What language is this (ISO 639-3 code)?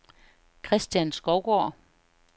dan